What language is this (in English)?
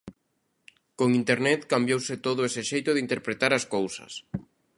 Galician